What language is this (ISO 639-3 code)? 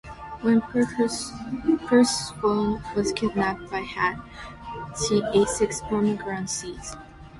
eng